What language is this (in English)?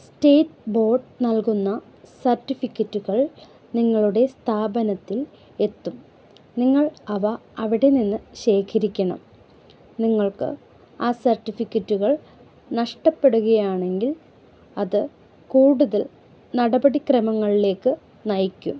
Malayalam